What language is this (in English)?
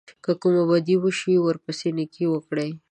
Pashto